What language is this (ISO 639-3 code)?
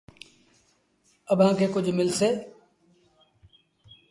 sbn